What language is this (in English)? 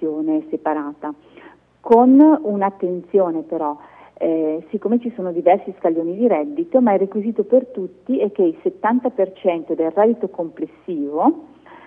Italian